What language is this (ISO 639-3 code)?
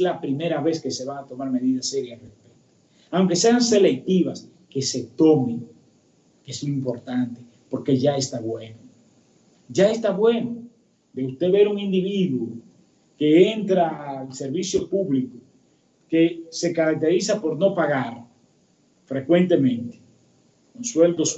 spa